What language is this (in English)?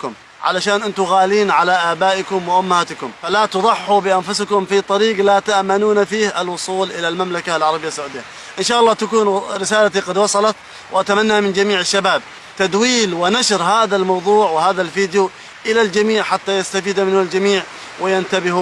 Arabic